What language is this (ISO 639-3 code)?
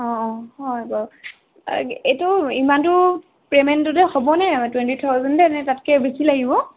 asm